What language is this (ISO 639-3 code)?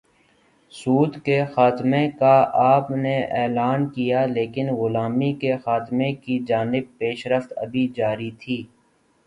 urd